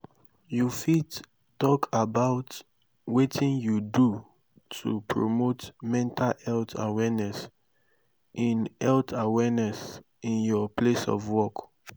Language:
Nigerian Pidgin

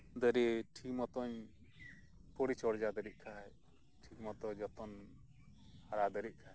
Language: Santali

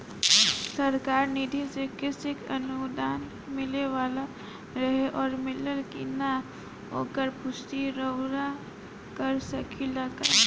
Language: Bhojpuri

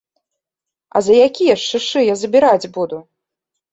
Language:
Belarusian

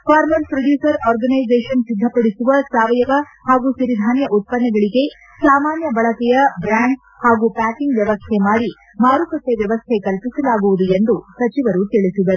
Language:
Kannada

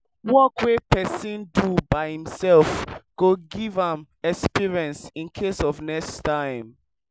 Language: Nigerian Pidgin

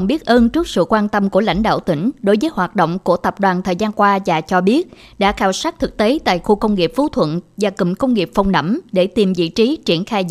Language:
Vietnamese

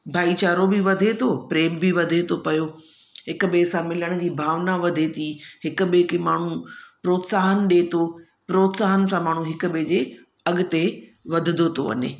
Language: Sindhi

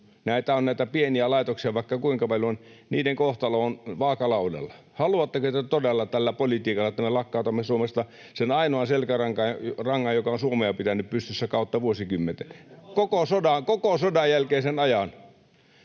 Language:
Finnish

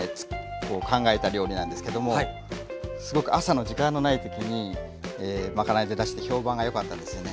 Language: Japanese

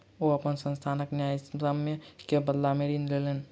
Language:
Maithili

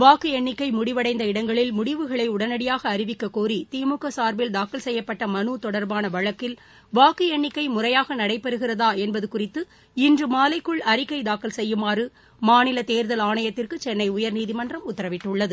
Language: Tamil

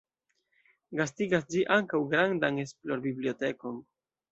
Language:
Esperanto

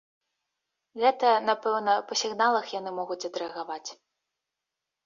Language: Belarusian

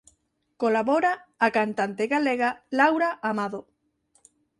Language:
Galician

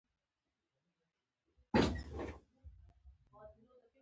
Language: Pashto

